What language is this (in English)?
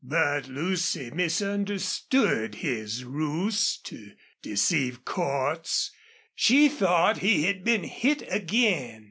English